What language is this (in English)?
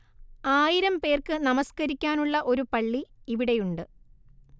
Malayalam